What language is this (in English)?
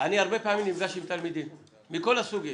Hebrew